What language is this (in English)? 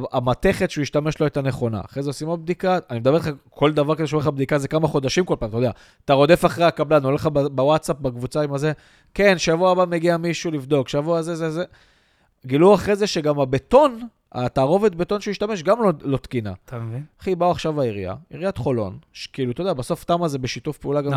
Hebrew